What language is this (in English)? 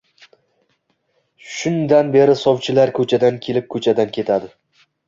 Uzbek